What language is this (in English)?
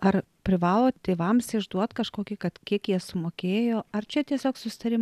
Lithuanian